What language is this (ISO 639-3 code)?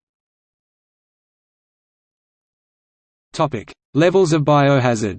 eng